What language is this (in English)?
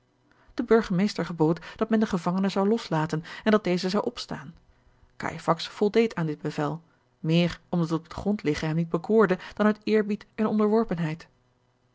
Dutch